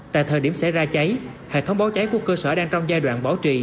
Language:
Vietnamese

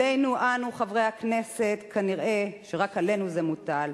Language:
Hebrew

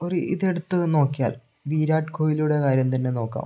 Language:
Malayalam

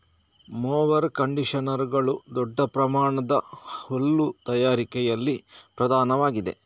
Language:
Kannada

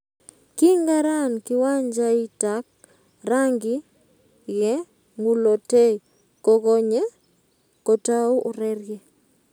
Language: Kalenjin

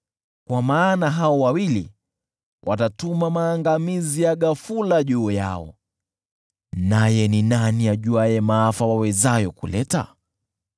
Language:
Swahili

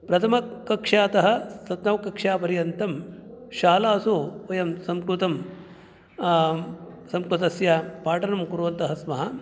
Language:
Sanskrit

